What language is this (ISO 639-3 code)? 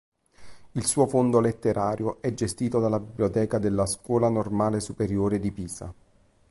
ita